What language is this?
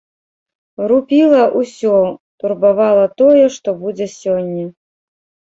Belarusian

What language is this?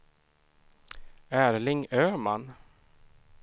Swedish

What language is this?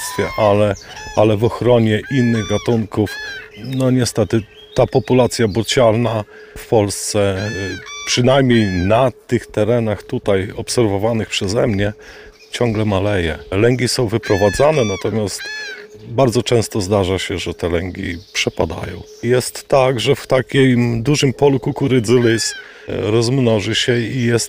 Polish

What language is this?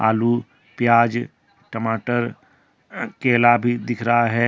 Hindi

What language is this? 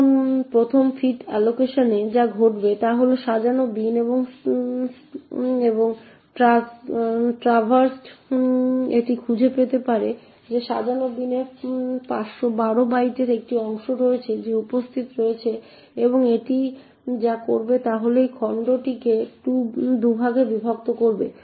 Bangla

